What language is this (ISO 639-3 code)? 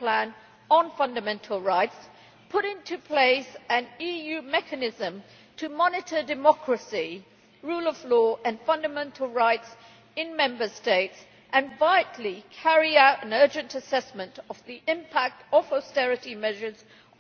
eng